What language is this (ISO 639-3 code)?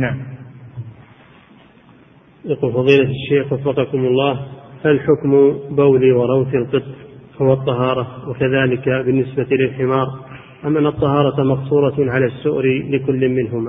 ara